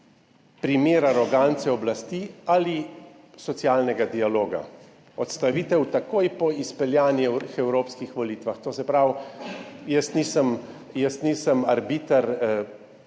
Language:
Slovenian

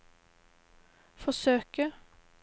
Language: Norwegian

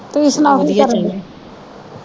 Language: Punjabi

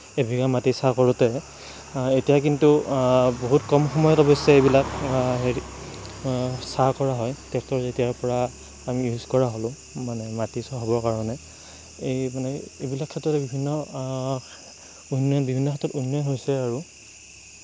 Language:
Assamese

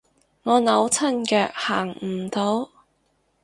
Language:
Cantonese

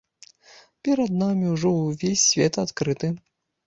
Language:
Belarusian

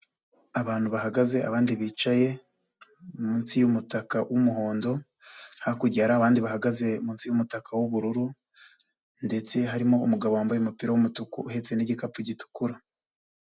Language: Kinyarwanda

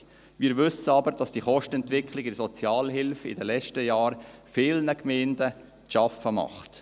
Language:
Swiss German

